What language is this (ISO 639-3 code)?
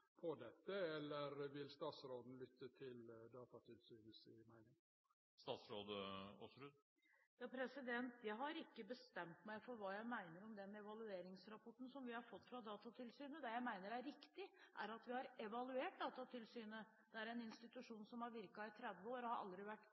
nor